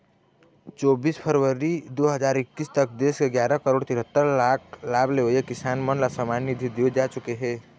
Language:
Chhattisgarhi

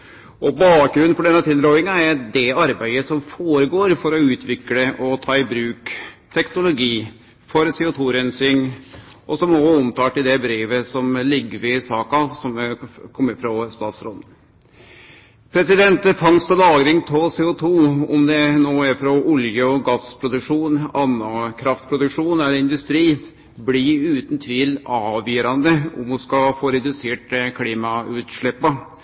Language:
Norwegian Nynorsk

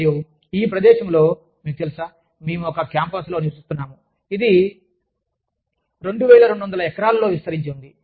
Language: Telugu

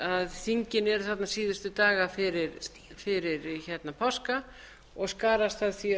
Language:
Icelandic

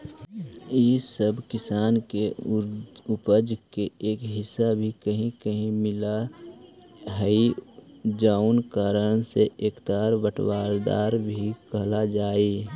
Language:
Magahi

